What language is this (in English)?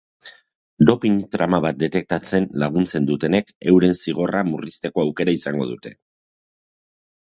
Basque